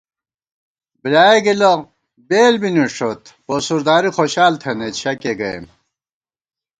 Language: Gawar-Bati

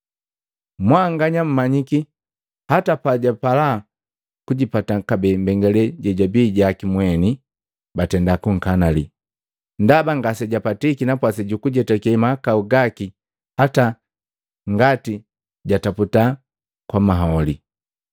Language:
Matengo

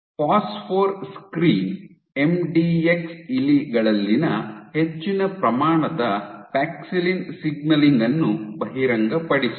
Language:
Kannada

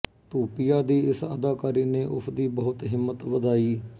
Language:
Punjabi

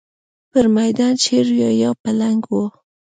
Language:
Pashto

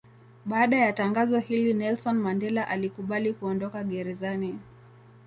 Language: Swahili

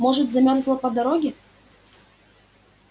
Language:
Russian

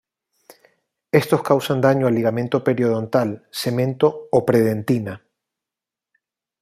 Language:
Spanish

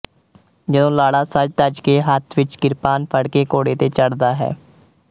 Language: Punjabi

